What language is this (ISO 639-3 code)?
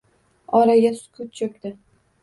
uzb